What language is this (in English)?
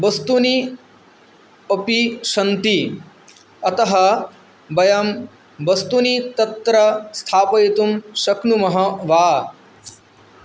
Sanskrit